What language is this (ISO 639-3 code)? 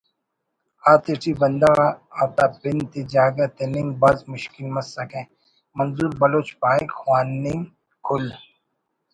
brh